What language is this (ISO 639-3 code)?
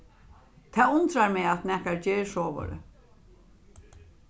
fao